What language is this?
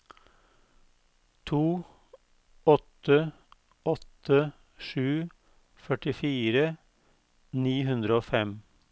Norwegian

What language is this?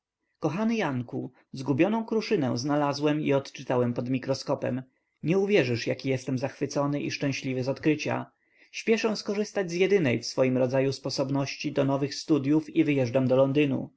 Polish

